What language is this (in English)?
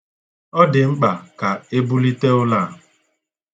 Igbo